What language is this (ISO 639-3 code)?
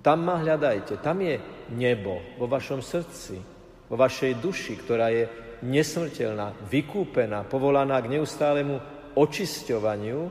slk